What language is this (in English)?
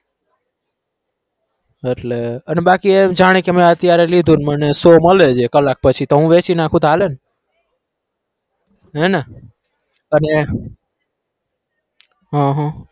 Gujarati